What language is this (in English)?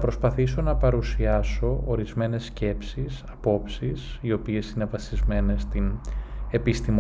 Greek